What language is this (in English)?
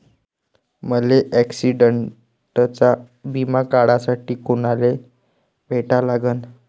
Marathi